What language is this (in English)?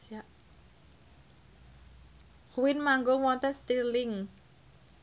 Javanese